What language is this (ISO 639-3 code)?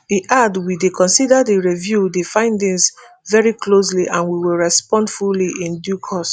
pcm